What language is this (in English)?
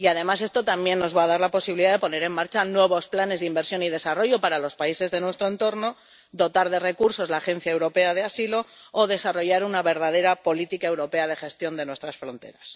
Spanish